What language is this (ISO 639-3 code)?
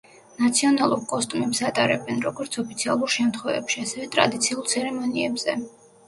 kat